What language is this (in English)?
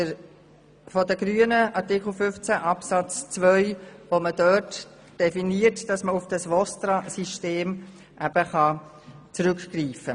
Swiss German